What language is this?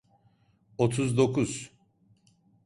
Turkish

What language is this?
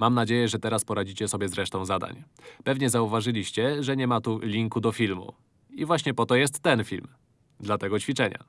Polish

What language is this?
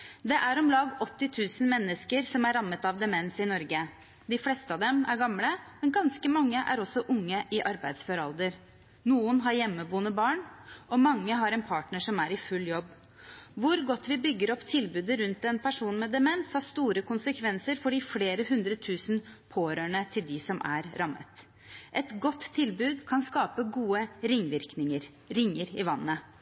Norwegian Bokmål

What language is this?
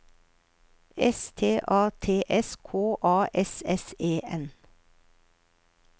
Norwegian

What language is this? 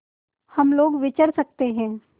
Hindi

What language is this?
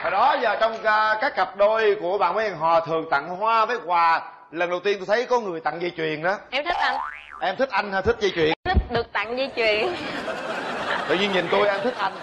Vietnamese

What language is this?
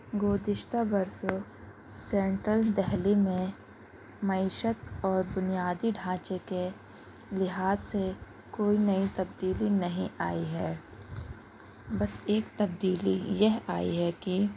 Urdu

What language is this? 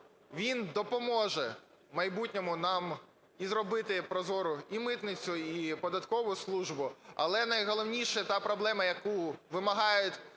Ukrainian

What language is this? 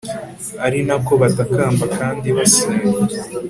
Kinyarwanda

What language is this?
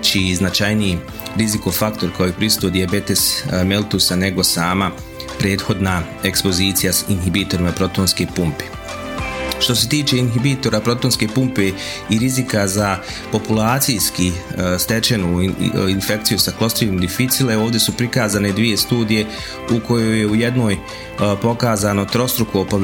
Croatian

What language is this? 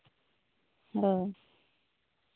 Santali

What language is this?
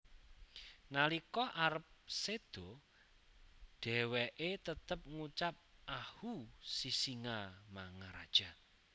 Javanese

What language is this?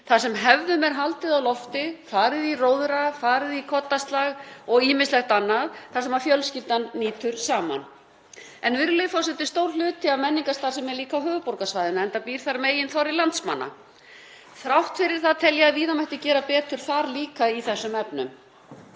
Icelandic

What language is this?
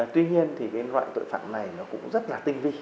Vietnamese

